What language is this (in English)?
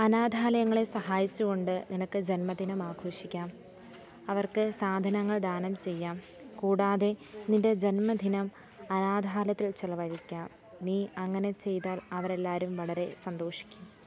Malayalam